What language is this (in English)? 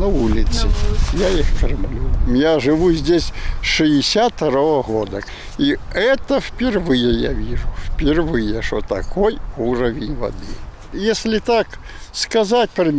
Ukrainian